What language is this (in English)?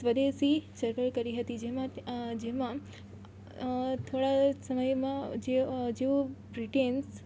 Gujarati